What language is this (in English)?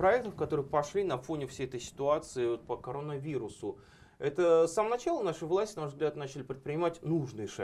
Russian